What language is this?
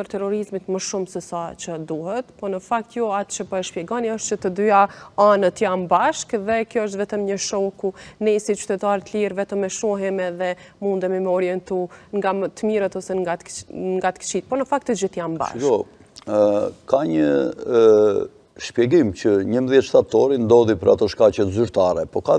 Romanian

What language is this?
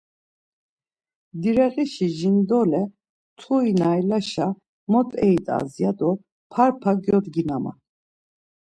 Laz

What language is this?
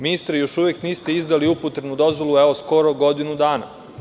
Serbian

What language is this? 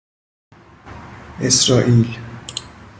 Persian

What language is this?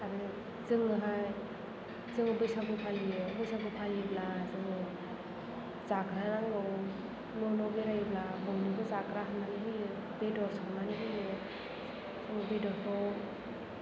Bodo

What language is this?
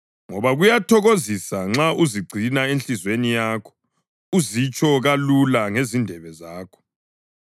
North Ndebele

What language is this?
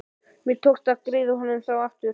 Icelandic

